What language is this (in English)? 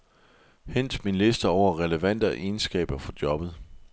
Danish